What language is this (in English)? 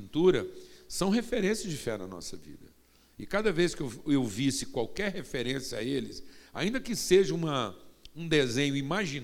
Portuguese